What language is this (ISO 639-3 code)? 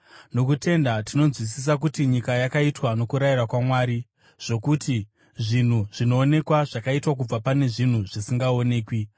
sna